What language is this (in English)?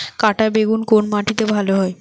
Bangla